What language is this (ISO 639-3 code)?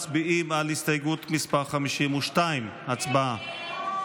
heb